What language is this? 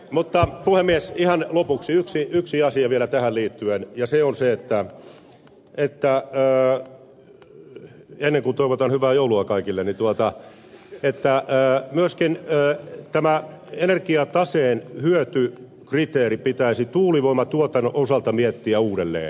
Finnish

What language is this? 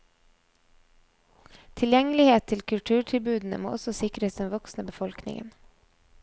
Norwegian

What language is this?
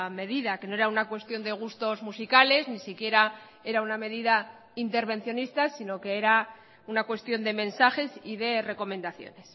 Spanish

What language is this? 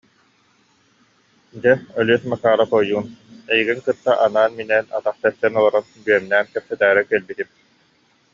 Yakut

